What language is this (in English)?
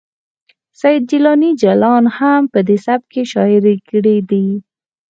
Pashto